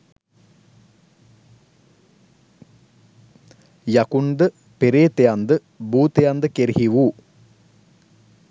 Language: Sinhala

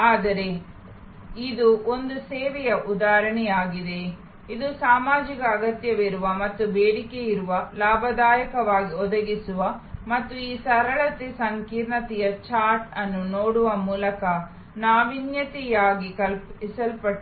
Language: Kannada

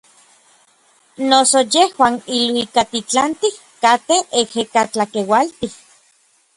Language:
Orizaba Nahuatl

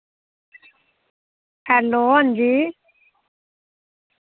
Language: Dogri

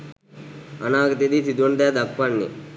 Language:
Sinhala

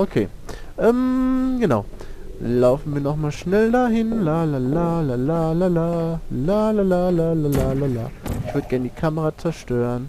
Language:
German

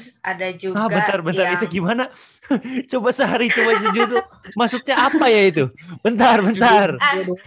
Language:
Indonesian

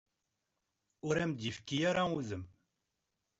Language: Kabyle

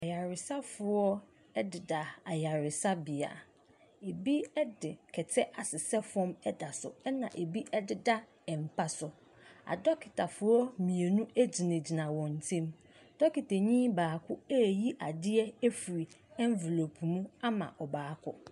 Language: Akan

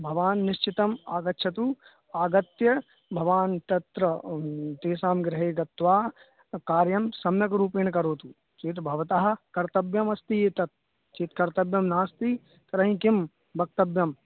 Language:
Sanskrit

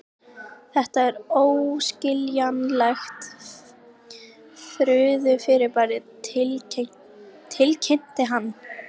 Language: Icelandic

